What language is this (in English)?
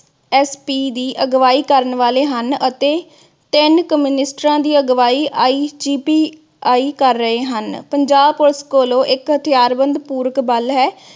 Punjabi